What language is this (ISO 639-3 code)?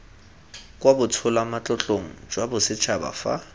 tsn